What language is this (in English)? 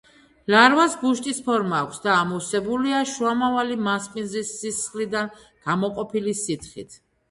Georgian